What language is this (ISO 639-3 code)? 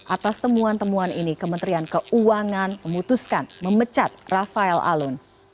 ind